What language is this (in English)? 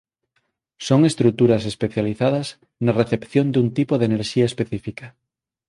Galician